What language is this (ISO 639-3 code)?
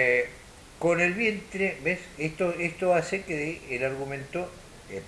spa